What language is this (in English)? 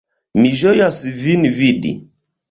Esperanto